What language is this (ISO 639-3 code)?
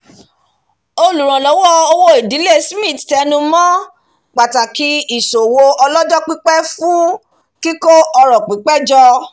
yor